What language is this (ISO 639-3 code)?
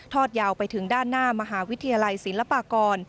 tha